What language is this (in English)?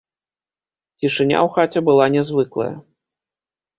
Belarusian